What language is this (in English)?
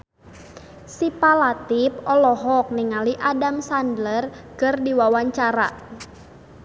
Sundanese